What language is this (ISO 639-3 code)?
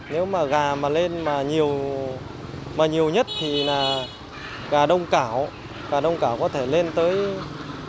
vie